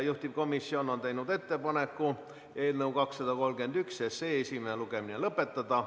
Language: Estonian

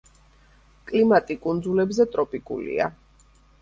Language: Georgian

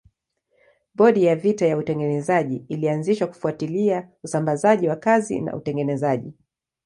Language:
Swahili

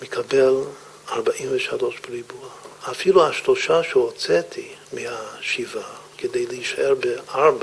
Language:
Hebrew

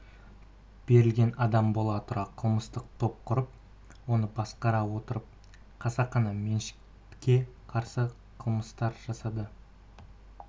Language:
Kazakh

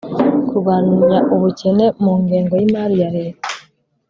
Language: Kinyarwanda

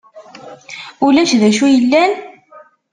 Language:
Kabyle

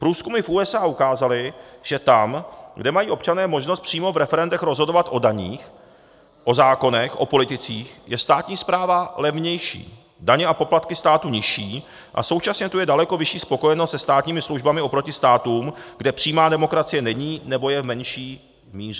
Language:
Czech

